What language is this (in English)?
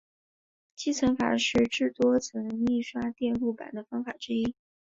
Chinese